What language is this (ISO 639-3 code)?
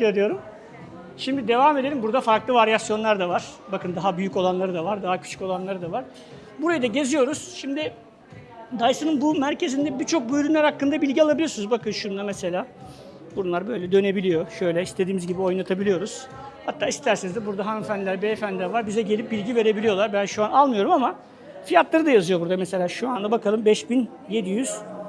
tur